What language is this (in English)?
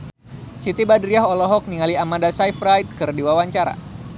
Sundanese